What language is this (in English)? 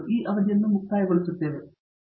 Kannada